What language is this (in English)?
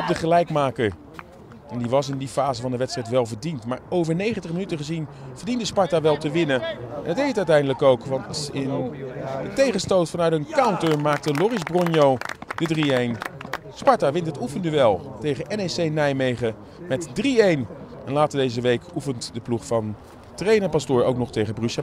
Dutch